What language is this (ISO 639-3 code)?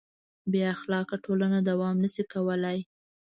pus